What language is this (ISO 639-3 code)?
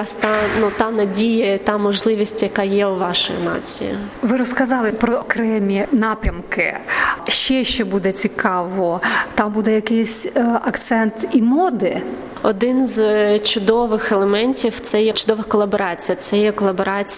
ukr